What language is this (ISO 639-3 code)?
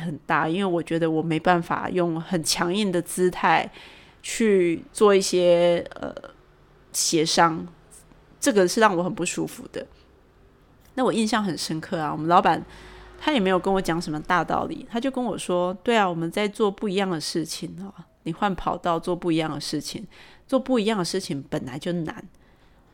zho